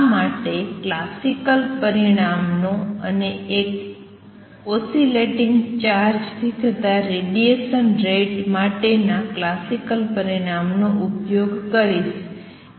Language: Gujarati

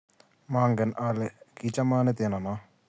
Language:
Kalenjin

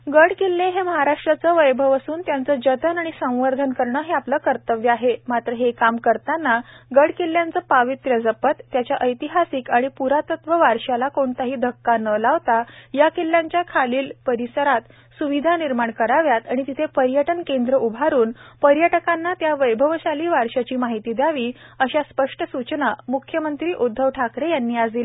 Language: Marathi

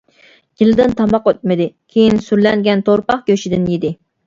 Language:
Uyghur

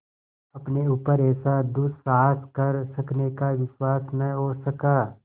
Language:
Hindi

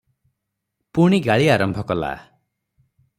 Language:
Odia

